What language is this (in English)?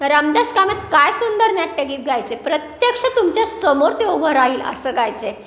Marathi